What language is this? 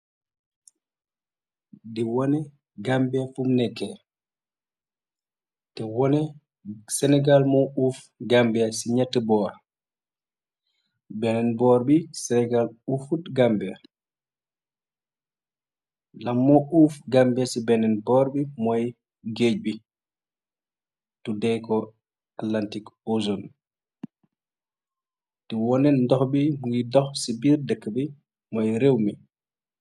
Wolof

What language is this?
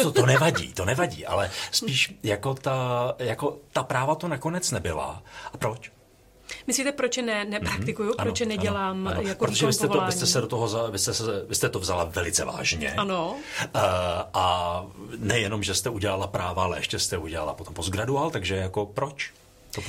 Czech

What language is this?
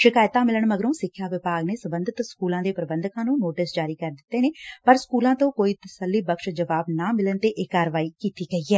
Punjabi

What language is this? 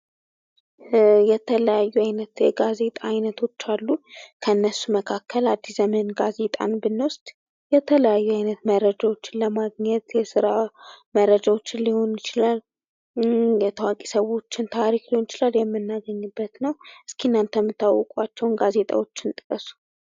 Amharic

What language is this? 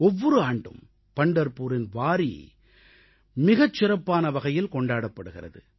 Tamil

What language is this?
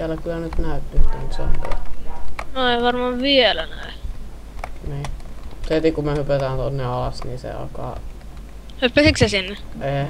Finnish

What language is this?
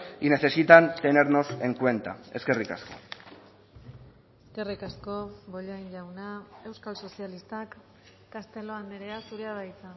Basque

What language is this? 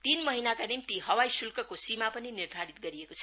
Nepali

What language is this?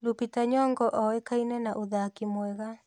Kikuyu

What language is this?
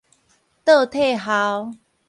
Min Nan Chinese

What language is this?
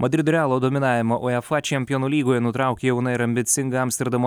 Lithuanian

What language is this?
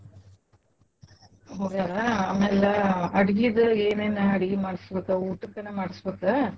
Kannada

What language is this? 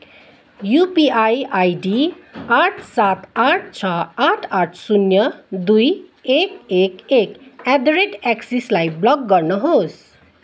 Nepali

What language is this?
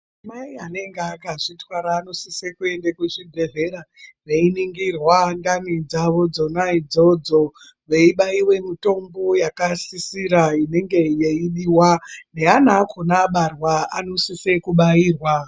Ndau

